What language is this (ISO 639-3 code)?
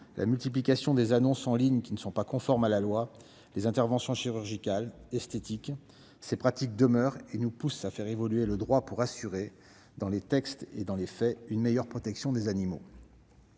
fra